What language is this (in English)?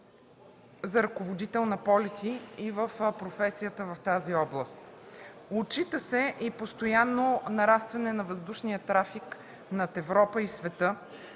Bulgarian